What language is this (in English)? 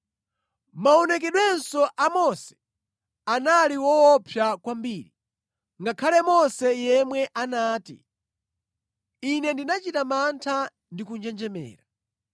Nyanja